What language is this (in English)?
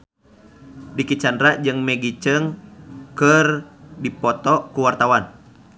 Sundanese